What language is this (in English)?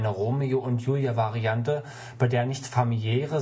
German